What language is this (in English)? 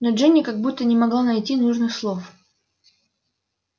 Russian